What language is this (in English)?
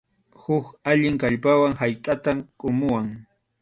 Arequipa-La Unión Quechua